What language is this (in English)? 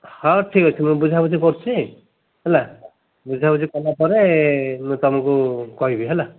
Odia